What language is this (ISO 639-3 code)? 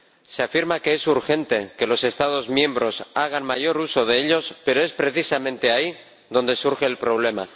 spa